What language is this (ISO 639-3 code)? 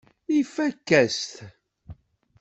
kab